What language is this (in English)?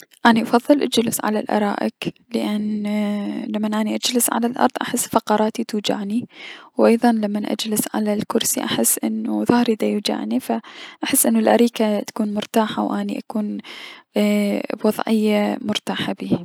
Mesopotamian Arabic